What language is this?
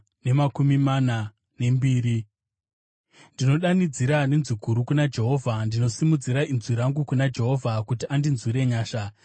Shona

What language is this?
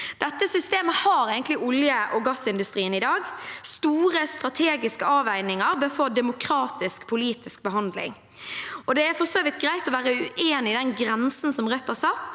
Norwegian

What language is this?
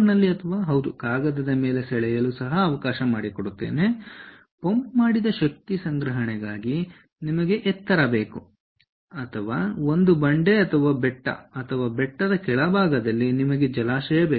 Kannada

